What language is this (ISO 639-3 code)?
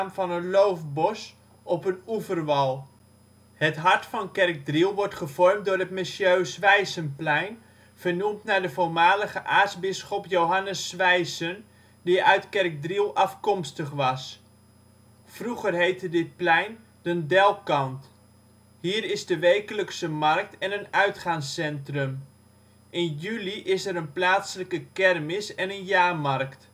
nld